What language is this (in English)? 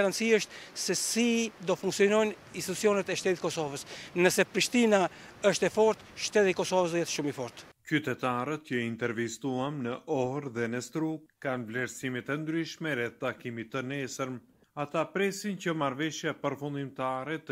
Romanian